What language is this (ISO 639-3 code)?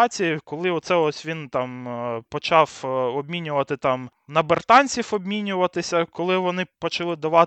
ukr